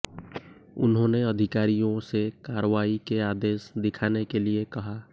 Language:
Hindi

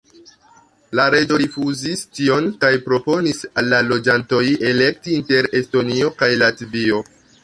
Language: Esperanto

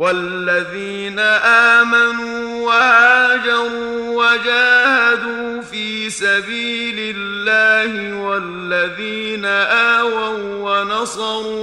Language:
Arabic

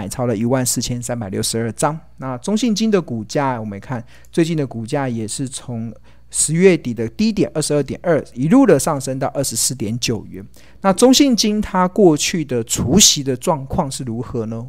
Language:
Chinese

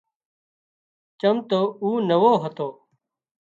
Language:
Wadiyara Koli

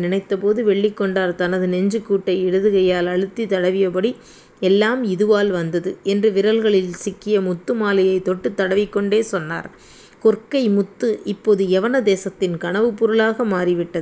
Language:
Tamil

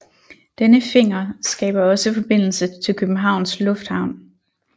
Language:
Danish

